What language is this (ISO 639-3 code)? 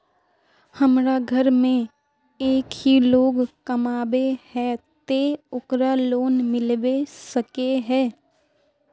mag